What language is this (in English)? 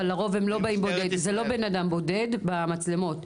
Hebrew